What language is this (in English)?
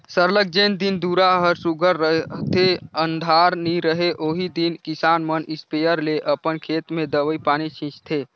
Chhattisgarhi